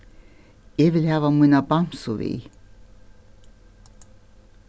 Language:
Faroese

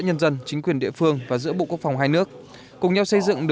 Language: Vietnamese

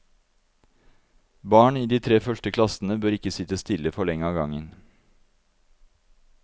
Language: Norwegian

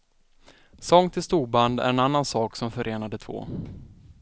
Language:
Swedish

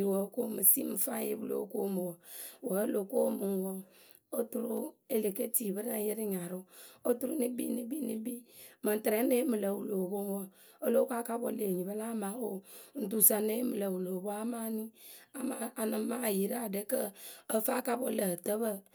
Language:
Akebu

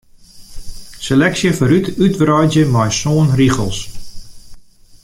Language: Western Frisian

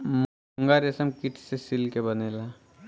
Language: Bhojpuri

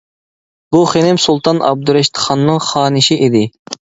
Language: Uyghur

